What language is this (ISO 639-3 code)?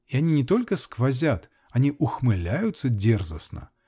rus